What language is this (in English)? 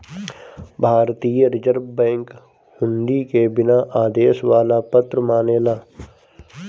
Bhojpuri